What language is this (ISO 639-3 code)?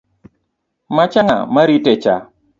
luo